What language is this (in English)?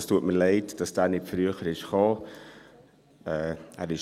Swiss German